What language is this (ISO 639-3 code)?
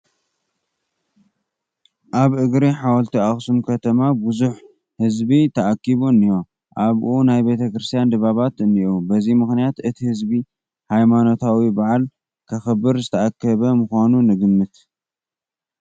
tir